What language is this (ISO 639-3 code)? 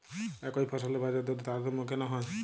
ben